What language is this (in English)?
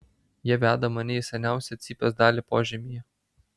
Lithuanian